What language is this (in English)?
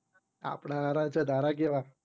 Gujarati